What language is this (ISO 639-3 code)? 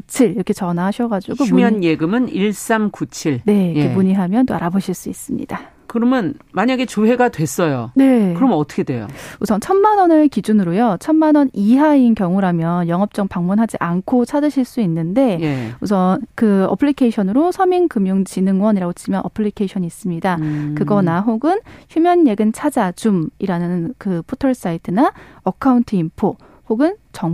kor